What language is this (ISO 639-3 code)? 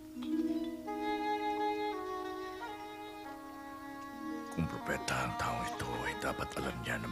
fil